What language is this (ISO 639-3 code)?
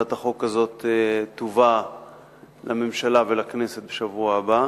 heb